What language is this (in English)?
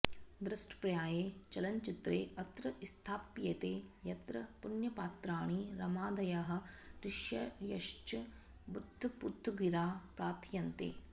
Sanskrit